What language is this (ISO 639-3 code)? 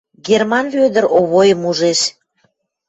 mrj